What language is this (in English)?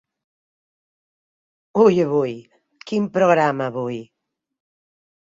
Catalan